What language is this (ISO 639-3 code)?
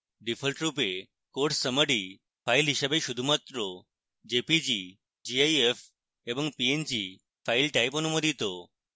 ben